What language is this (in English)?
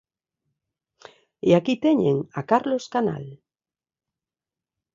Galician